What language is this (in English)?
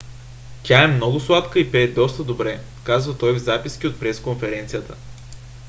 Bulgarian